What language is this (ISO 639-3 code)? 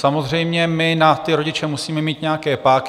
ces